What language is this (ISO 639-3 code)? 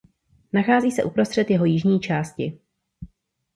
ces